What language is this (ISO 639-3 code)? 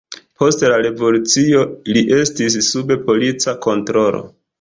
epo